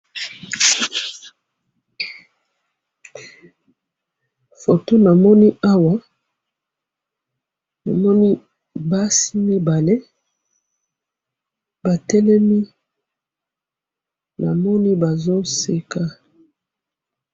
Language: Lingala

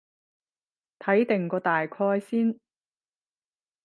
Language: Cantonese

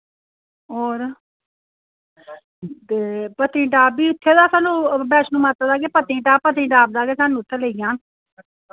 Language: Dogri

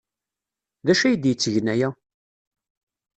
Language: Kabyle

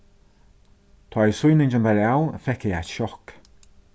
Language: Faroese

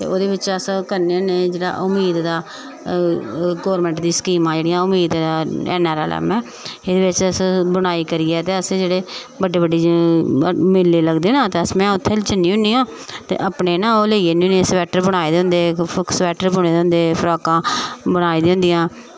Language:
Dogri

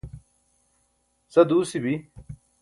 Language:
Burushaski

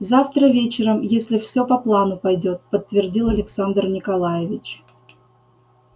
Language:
Russian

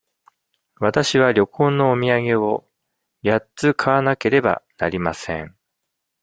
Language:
Japanese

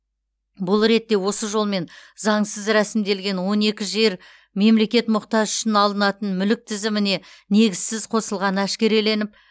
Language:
Kazakh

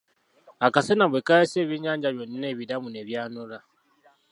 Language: Ganda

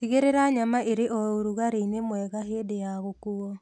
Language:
Kikuyu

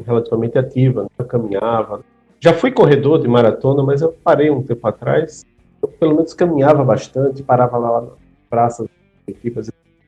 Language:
Portuguese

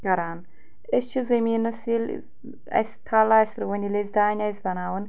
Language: Kashmiri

